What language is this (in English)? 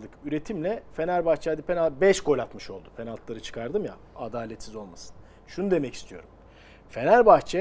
Turkish